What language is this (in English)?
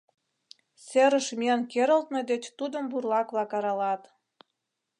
Mari